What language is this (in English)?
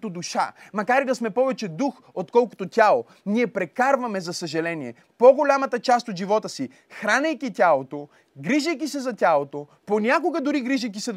Bulgarian